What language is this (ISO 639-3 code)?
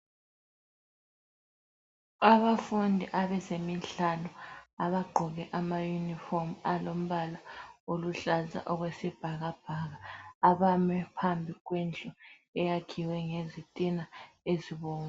nde